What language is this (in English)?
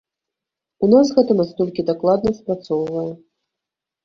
Belarusian